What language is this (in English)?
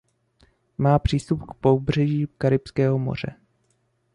Czech